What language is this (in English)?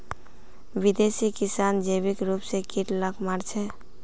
Magahi